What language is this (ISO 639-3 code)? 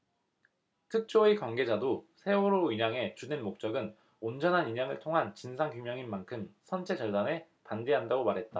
kor